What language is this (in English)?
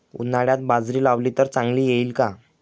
Marathi